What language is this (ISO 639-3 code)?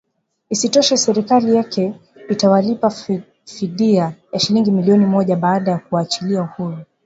swa